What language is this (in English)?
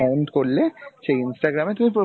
Bangla